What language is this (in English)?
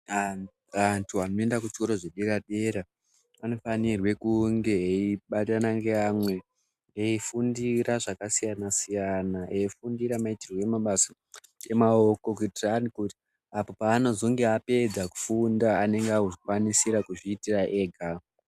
Ndau